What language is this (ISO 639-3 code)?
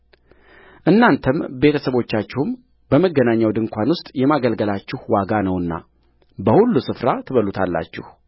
amh